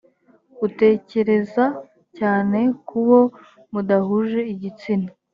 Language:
Kinyarwanda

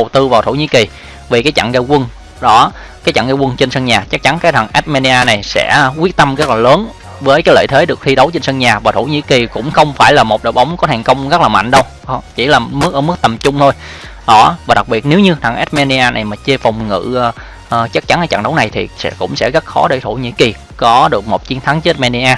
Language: Vietnamese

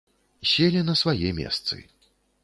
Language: Belarusian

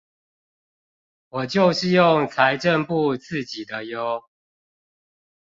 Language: Chinese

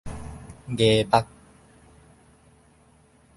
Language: Min Nan Chinese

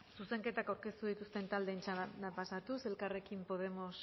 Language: Basque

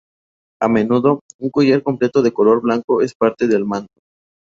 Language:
Spanish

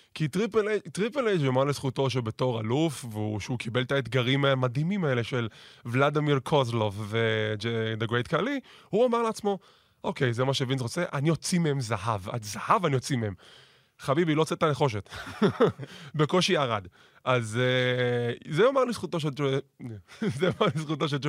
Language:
Hebrew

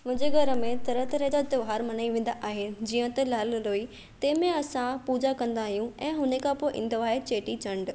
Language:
Sindhi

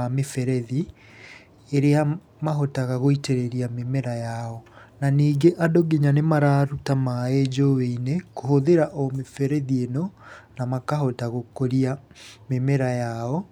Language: Kikuyu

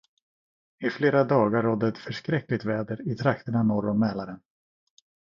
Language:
Swedish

